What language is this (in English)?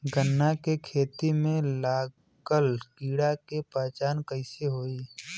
Bhojpuri